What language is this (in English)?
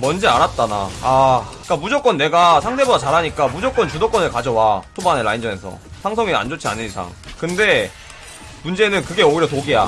Korean